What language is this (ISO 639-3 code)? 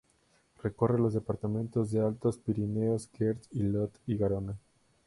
spa